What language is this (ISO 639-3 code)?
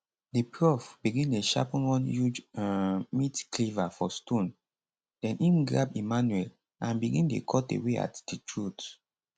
pcm